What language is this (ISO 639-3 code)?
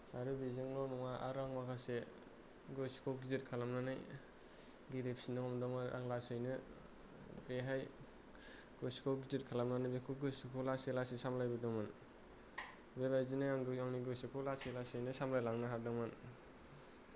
brx